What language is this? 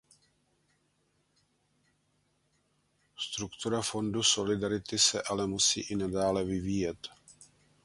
Czech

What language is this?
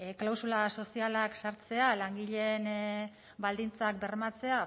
Basque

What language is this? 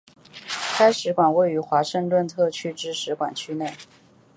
Chinese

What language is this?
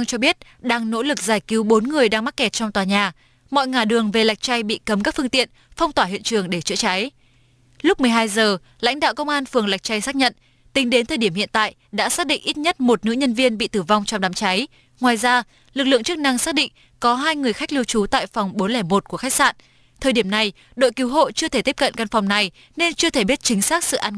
Vietnamese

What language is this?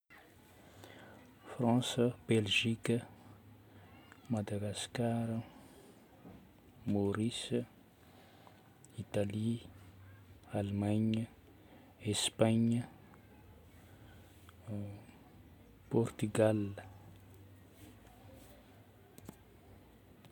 Northern Betsimisaraka Malagasy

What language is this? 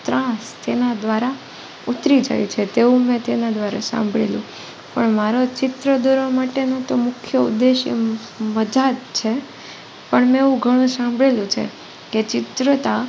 Gujarati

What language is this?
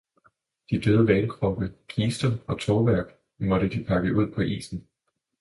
Danish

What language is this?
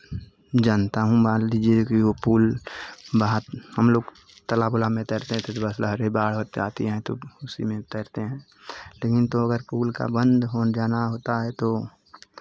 Hindi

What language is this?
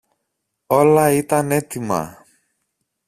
Greek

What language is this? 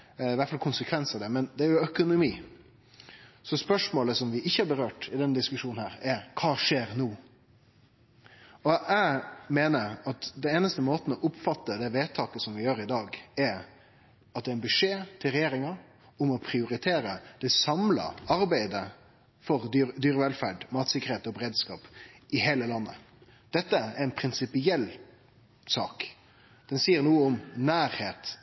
Norwegian Nynorsk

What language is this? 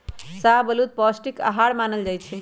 Magahi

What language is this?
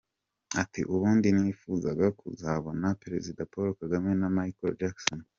Kinyarwanda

